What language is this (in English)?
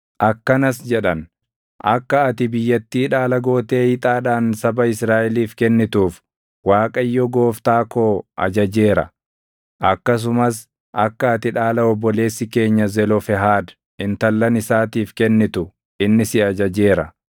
Oromo